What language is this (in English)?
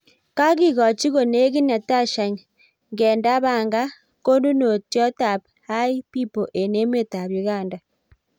Kalenjin